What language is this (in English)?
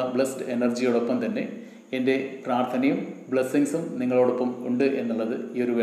Malayalam